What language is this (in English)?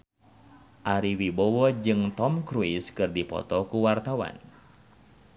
Sundanese